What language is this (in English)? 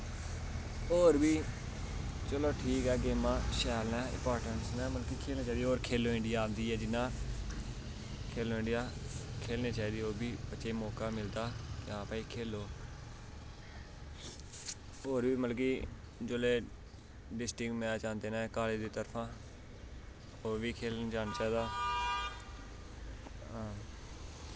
Dogri